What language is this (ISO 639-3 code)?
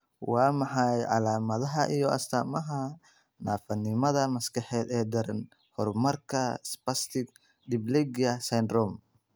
som